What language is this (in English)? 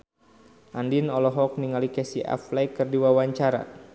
Sundanese